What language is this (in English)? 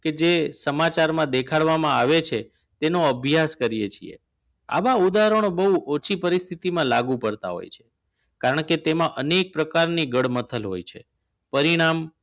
Gujarati